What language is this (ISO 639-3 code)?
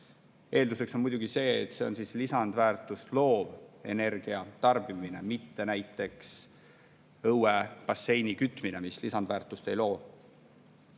est